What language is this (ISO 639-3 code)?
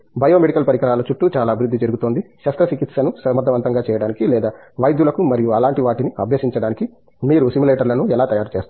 tel